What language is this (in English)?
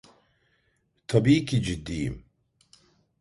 Turkish